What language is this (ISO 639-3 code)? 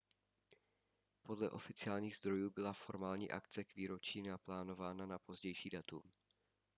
ces